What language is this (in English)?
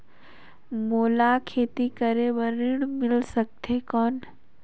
Chhattisgarhi